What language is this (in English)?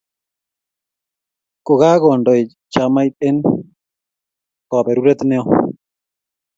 Kalenjin